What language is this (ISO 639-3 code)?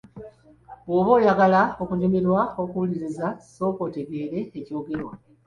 lug